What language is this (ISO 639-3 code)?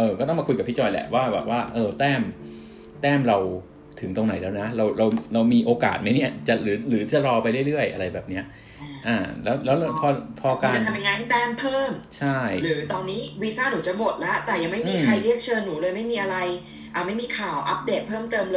tha